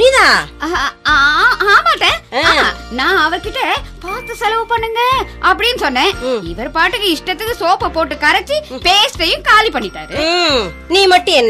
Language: Tamil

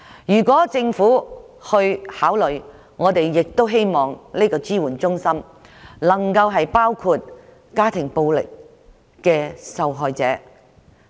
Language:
Cantonese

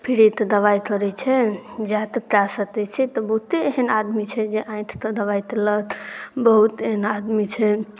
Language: Maithili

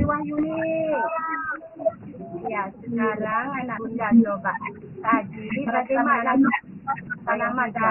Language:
Indonesian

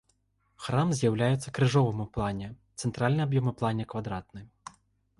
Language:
Belarusian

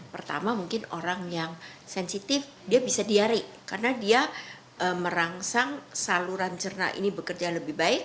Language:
Indonesian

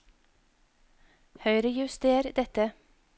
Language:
Norwegian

